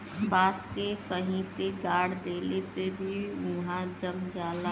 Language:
Bhojpuri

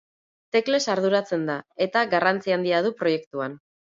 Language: Basque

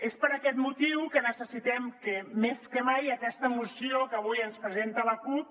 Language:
Catalan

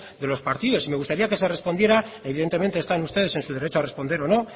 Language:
Spanish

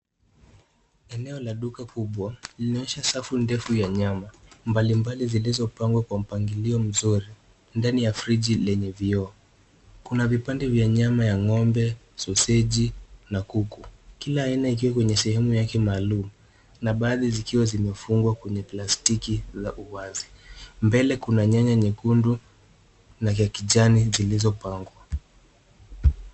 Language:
Swahili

